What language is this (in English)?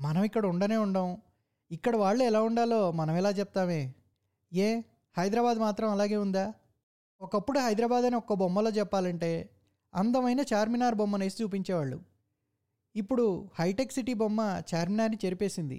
Telugu